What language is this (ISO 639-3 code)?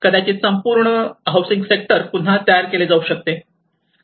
mar